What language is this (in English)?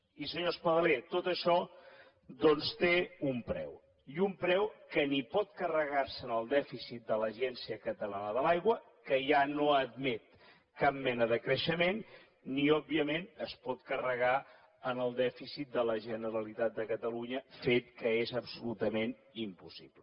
Catalan